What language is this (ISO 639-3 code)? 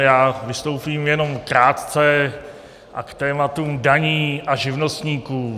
ces